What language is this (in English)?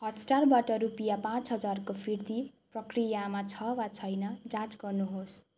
Nepali